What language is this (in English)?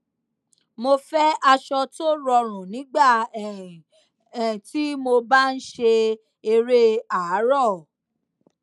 Yoruba